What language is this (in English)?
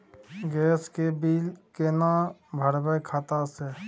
Maithili